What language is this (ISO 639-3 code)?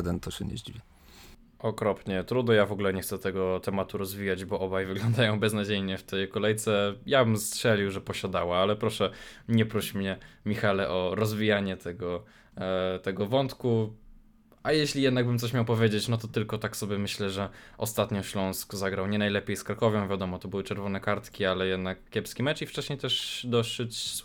pol